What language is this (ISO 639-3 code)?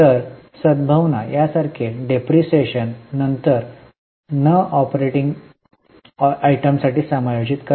mar